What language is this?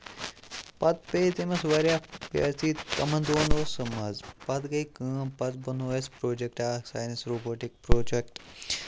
Kashmiri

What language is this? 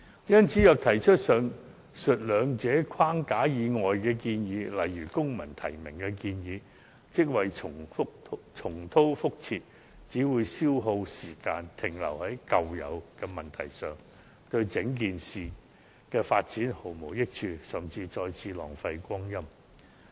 Cantonese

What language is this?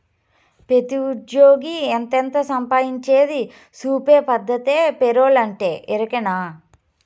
Telugu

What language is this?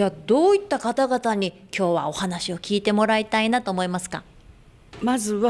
Japanese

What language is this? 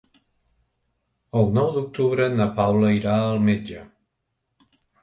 Catalan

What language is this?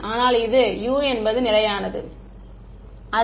Tamil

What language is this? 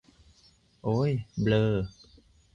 Thai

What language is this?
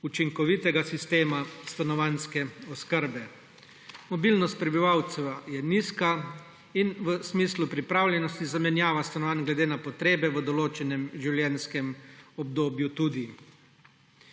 Slovenian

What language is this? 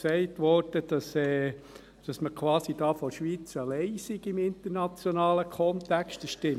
Swiss German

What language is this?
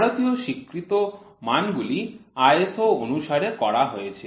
Bangla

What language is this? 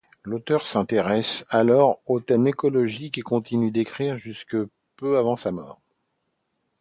French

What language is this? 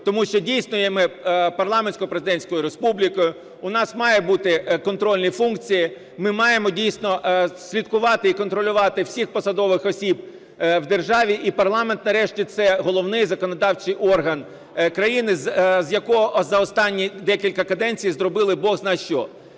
Ukrainian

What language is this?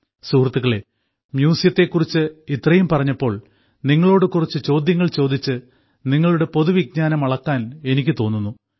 Malayalam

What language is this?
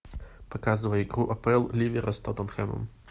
Russian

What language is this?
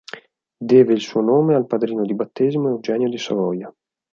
Italian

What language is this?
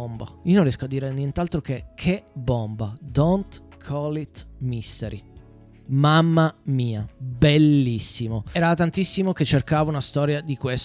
Italian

